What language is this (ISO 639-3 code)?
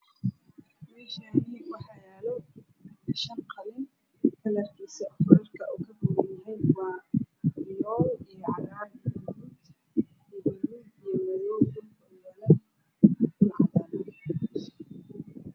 som